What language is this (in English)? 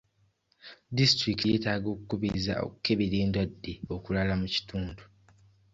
Ganda